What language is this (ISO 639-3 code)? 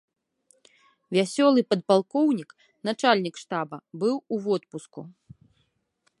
bel